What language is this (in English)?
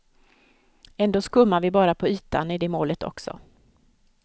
Swedish